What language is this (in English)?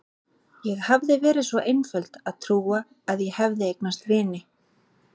Icelandic